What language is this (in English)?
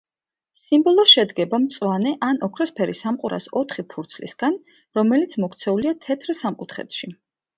Georgian